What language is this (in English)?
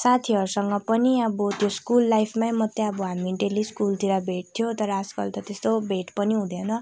Nepali